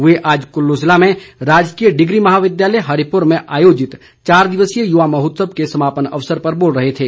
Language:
Hindi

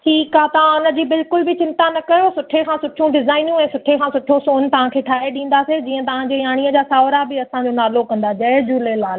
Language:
Sindhi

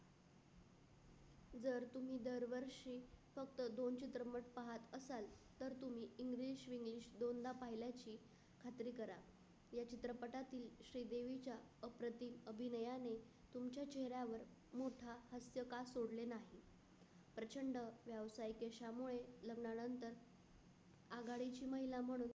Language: Marathi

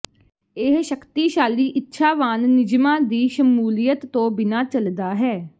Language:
Punjabi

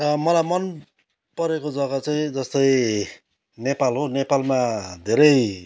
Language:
Nepali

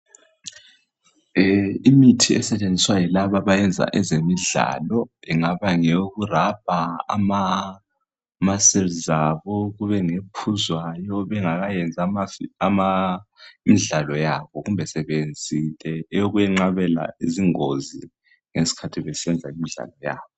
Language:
North Ndebele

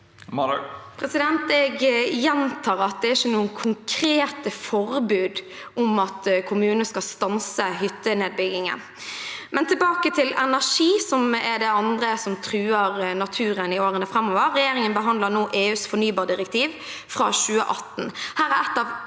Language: Norwegian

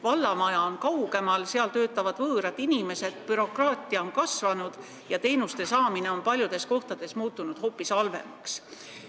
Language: Estonian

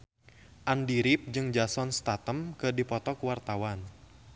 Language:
Sundanese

